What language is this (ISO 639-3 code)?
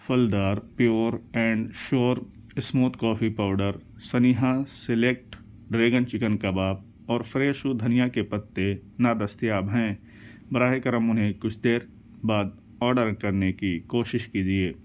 urd